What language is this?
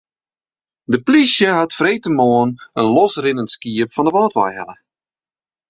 Western Frisian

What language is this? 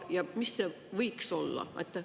Estonian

